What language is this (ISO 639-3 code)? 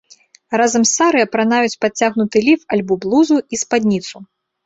bel